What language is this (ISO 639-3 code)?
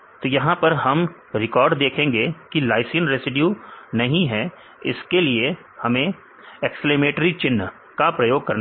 hin